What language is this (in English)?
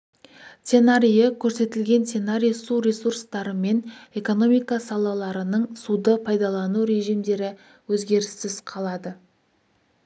Kazakh